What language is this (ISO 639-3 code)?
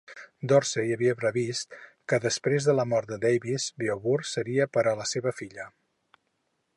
cat